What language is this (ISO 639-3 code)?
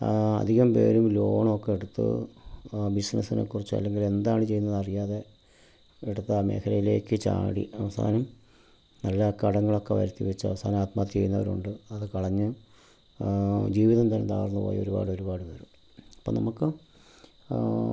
mal